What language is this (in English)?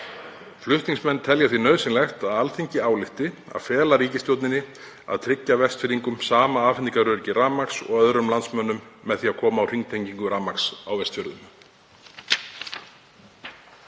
Icelandic